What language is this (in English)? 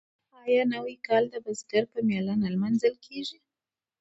Pashto